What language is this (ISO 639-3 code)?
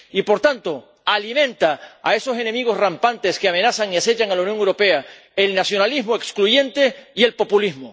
spa